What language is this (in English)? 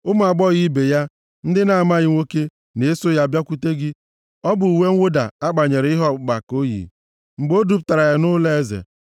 Igbo